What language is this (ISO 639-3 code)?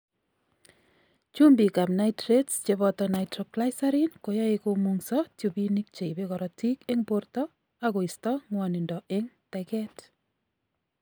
kln